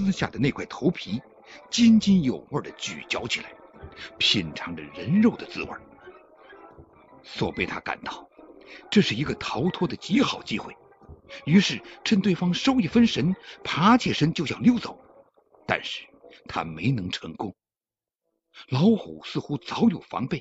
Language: Chinese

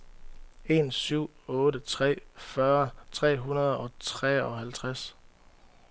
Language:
Danish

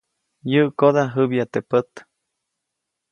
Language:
Copainalá Zoque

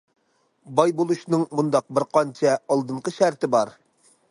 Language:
Uyghur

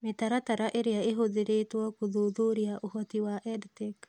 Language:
Kikuyu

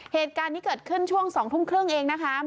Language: Thai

